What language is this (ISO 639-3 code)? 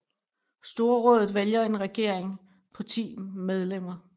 dan